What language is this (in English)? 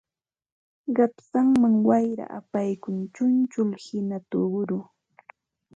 Ambo-Pasco Quechua